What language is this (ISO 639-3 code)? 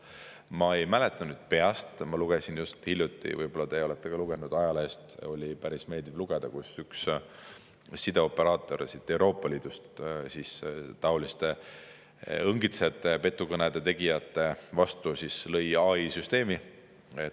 est